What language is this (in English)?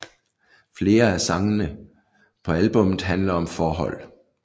Danish